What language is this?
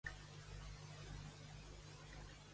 Catalan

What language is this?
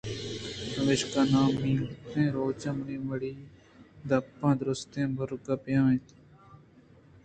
Eastern Balochi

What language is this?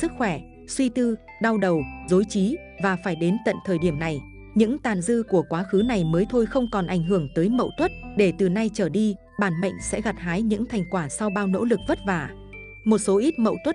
Vietnamese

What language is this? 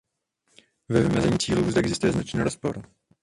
Czech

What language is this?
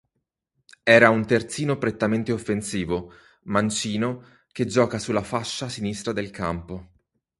Italian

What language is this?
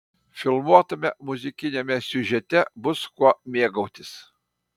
Lithuanian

